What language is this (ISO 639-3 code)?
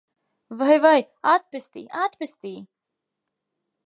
lav